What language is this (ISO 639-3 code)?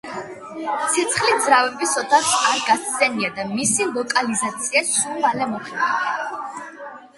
kat